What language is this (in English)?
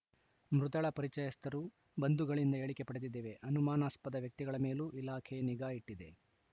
Kannada